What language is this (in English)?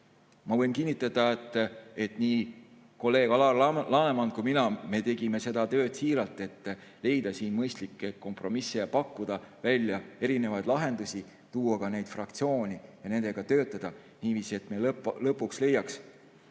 Estonian